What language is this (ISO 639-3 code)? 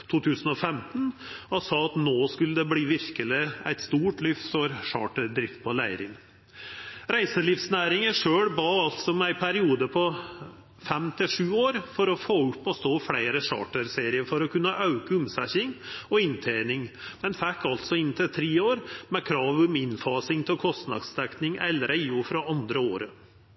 nno